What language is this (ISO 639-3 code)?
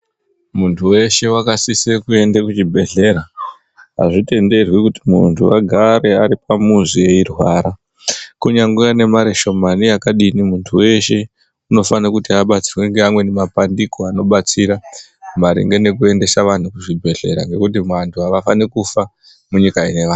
ndc